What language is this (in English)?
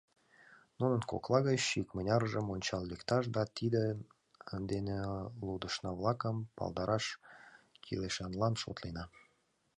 Mari